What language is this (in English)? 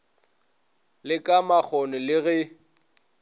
Northern Sotho